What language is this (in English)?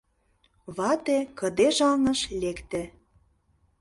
Mari